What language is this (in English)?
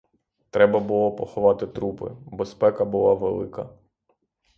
Ukrainian